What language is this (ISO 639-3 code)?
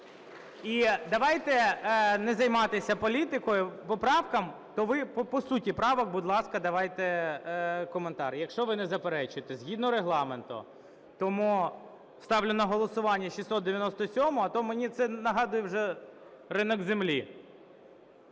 ukr